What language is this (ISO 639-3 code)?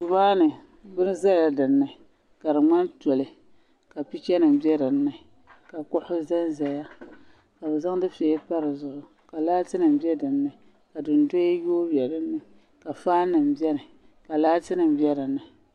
dag